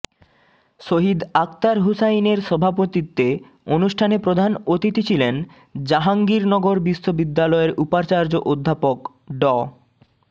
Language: Bangla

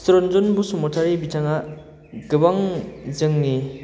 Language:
Bodo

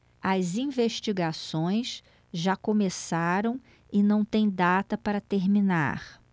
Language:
Portuguese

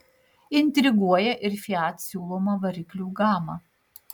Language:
Lithuanian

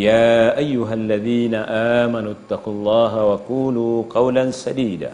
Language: Malay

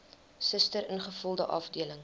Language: Afrikaans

